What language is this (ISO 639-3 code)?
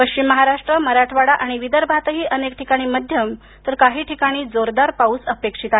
mar